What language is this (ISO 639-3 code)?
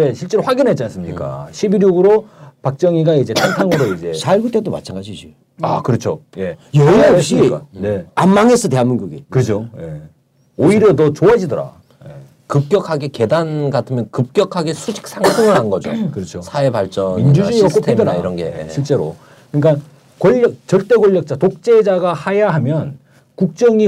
kor